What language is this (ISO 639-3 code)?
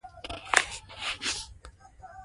pus